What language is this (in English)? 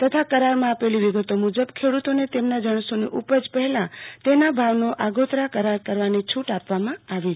Gujarati